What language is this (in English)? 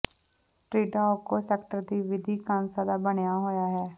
Punjabi